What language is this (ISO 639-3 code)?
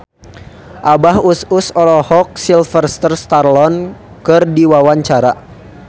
sun